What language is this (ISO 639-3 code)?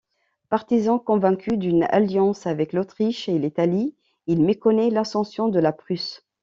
fra